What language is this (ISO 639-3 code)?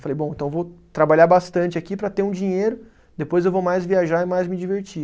por